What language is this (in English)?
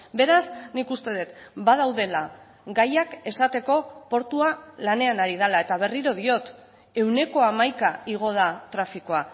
Basque